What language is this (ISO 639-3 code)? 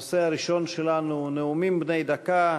heb